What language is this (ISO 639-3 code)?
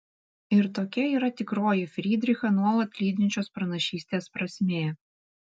lit